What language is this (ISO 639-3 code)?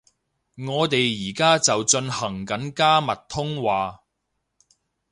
yue